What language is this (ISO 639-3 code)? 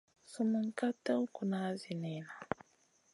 mcn